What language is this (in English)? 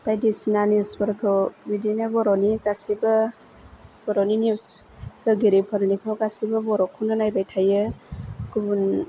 Bodo